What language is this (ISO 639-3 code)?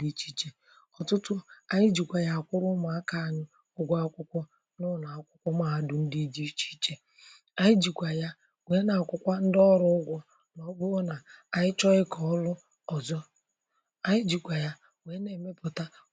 ibo